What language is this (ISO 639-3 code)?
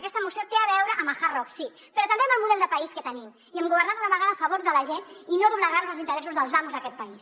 cat